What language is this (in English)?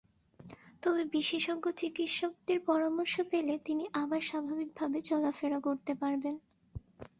Bangla